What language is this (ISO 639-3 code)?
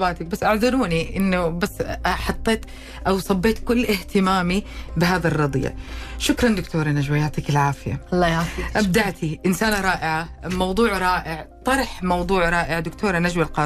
ara